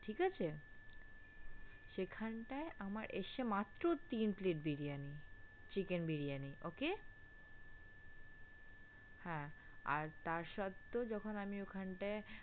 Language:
Bangla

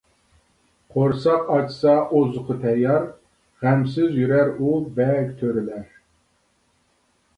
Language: Uyghur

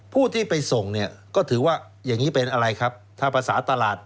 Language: Thai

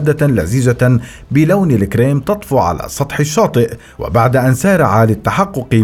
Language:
Arabic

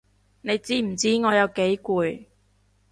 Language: Cantonese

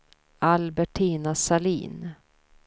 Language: Swedish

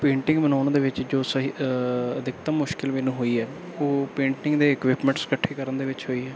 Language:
Punjabi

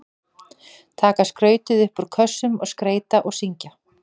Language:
Icelandic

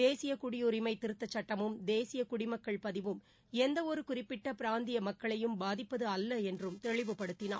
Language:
Tamil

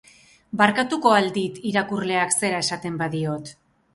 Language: Basque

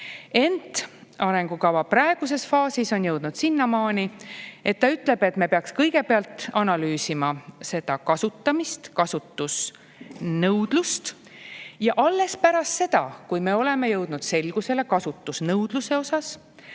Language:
Estonian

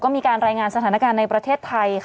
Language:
Thai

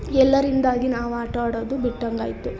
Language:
Kannada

